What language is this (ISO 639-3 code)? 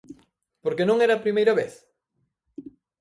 glg